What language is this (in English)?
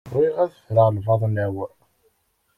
Kabyle